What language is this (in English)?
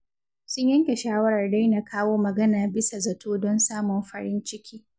Hausa